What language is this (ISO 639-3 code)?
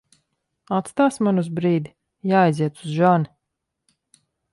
lav